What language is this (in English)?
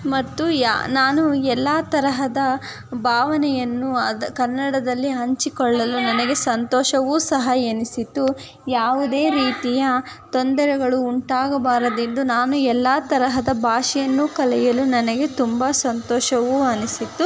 Kannada